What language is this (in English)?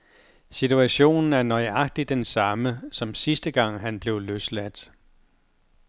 Danish